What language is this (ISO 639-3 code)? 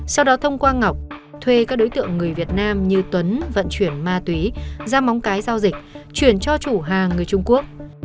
vie